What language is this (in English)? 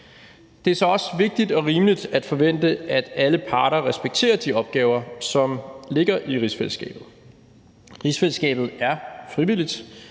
Danish